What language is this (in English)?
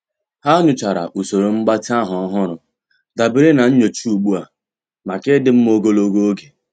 Igbo